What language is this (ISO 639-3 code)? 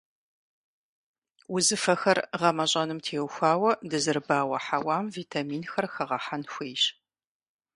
kbd